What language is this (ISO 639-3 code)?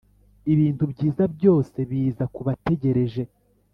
kin